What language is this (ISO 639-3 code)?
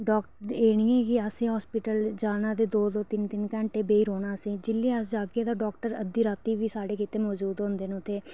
doi